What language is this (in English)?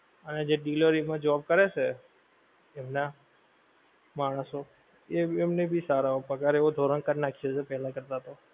Gujarati